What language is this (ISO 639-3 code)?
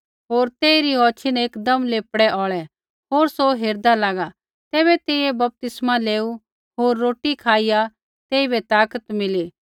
kfx